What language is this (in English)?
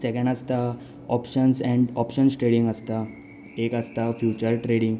Konkani